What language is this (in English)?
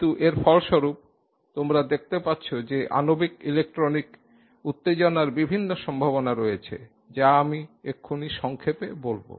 Bangla